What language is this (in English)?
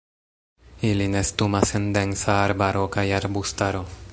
Esperanto